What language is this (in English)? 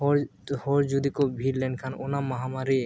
Santali